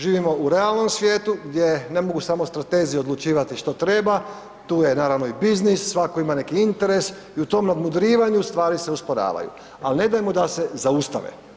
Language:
Croatian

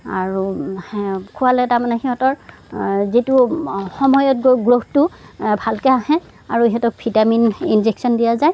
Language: Assamese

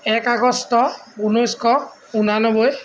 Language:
Assamese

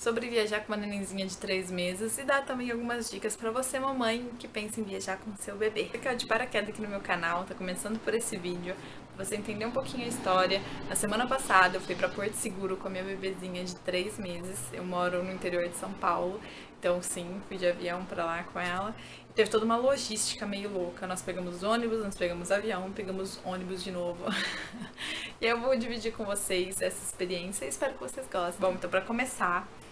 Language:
Portuguese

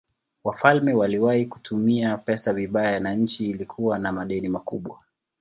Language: Swahili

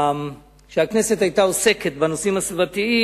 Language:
Hebrew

